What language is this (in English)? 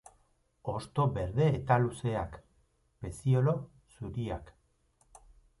Basque